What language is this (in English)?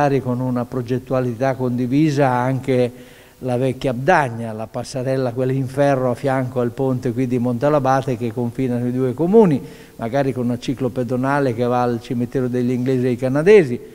Italian